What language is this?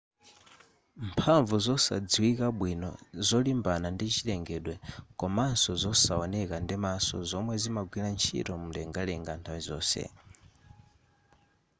Nyanja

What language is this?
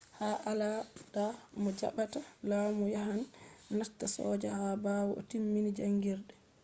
Fula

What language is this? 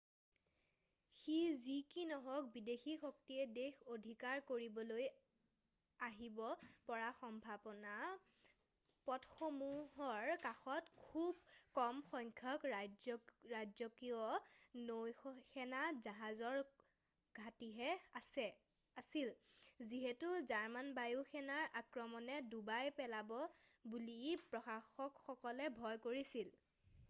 Assamese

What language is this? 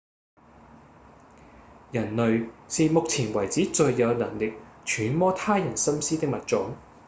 Cantonese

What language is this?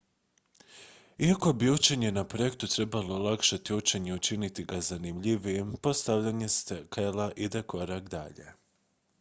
Croatian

